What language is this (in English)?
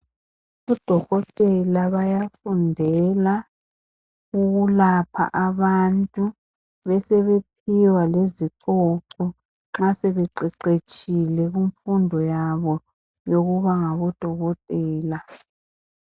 North Ndebele